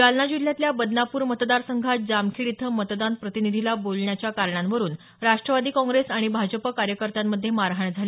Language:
Marathi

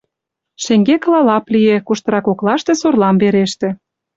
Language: Mari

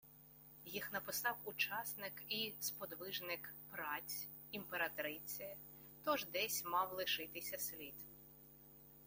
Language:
Ukrainian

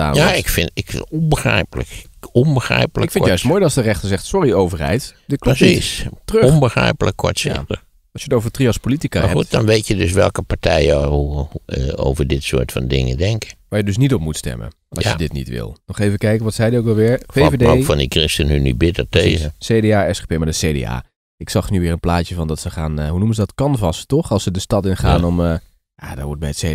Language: Dutch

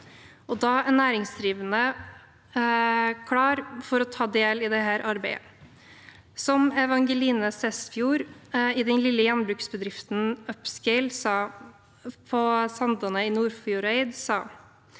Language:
Norwegian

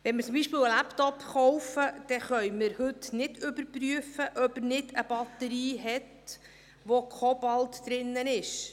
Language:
Swiss German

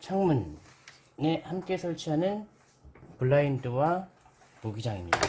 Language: Korean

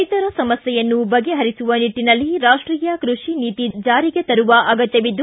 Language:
Kannada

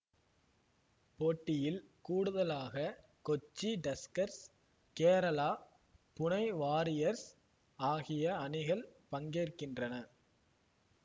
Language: Tamil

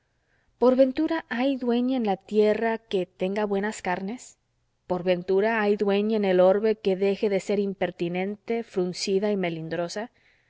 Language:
Spanish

